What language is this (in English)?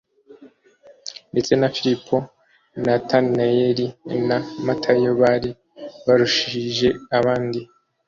Kinyarwanda